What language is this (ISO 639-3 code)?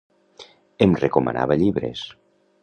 cat